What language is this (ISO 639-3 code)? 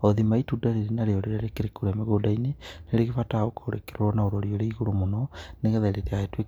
kik